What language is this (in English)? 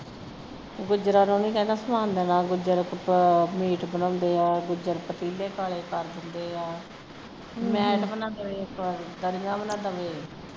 Punjabi